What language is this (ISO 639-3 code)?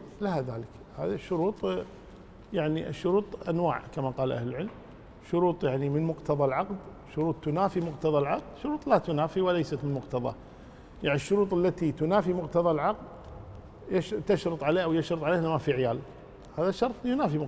ara